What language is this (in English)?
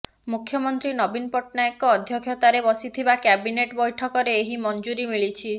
Odia